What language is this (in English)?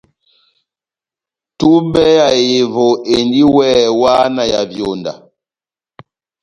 Batanga